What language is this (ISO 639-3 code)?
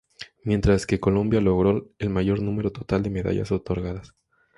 spa